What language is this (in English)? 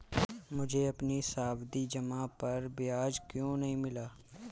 Hindi